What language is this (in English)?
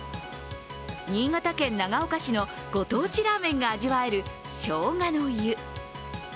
Japanese